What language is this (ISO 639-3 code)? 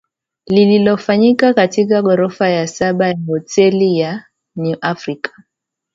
swa